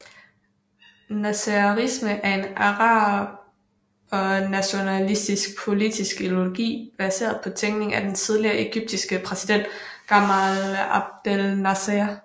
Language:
Danish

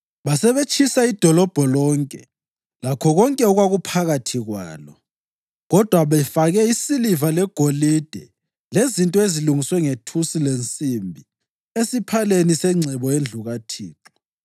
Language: North Ndebele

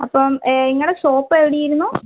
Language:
Malayalam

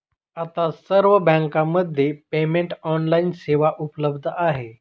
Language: Marathi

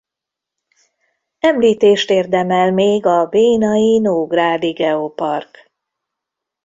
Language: Hungarian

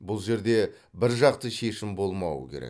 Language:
Kazakh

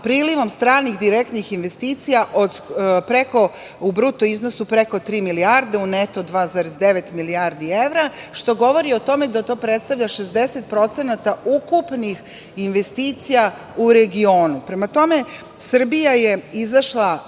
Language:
Serbian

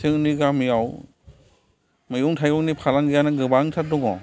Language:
Bodo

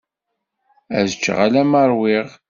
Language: Kabyle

